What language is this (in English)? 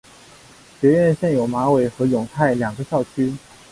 Chinese